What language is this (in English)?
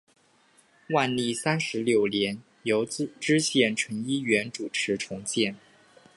Chinese